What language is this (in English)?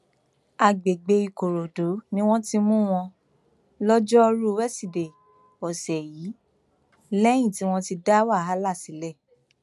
Yoruba